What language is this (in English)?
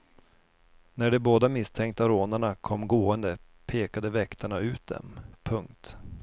Swedish